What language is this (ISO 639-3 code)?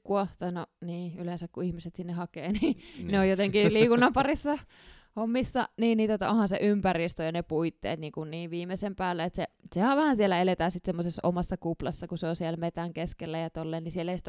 fin